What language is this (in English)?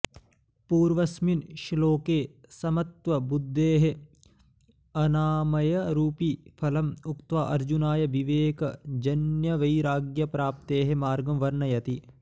Sanskrit